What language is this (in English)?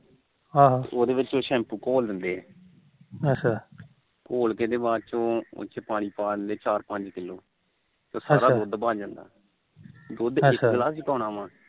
Punjabi